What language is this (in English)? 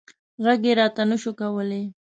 Pashto